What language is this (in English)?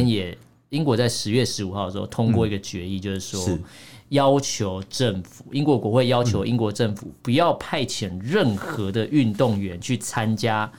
Chinese